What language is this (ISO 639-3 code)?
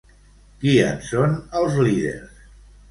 cat